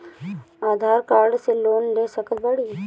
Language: Bhojpuri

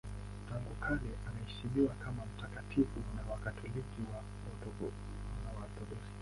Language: Swahili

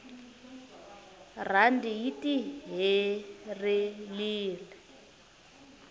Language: Tsonga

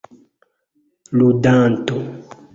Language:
Esperanto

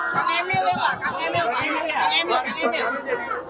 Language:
Indonesian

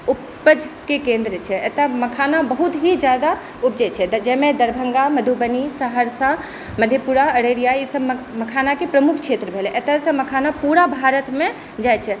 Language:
Maithili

